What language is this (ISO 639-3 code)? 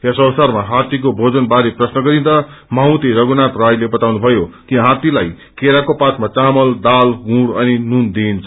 nep